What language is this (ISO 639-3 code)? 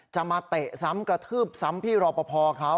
tha